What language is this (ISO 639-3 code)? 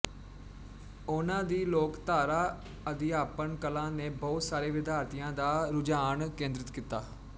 pan